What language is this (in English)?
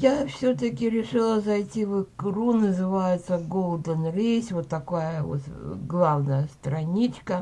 Russian